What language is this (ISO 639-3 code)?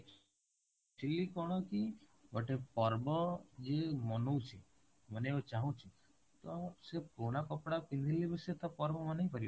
ori